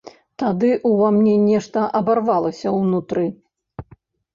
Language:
Belarusian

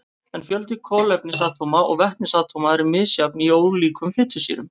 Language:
Icelandic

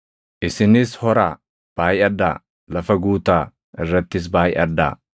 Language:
Oromo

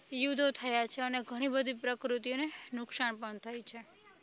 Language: Gujarati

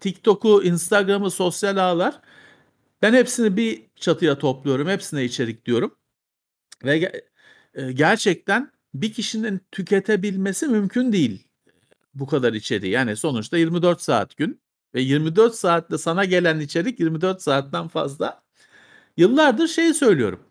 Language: Turkish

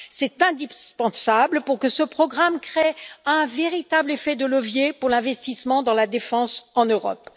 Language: French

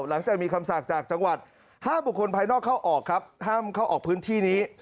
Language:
Thai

